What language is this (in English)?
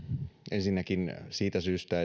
Finnish